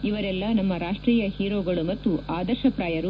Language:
Kannada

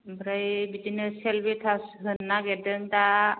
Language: Bodo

